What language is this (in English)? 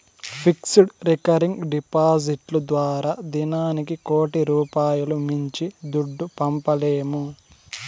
Telugu